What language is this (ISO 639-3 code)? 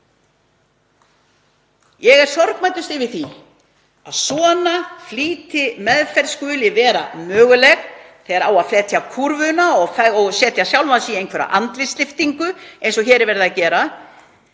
isl